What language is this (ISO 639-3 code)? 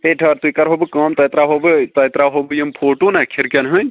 kas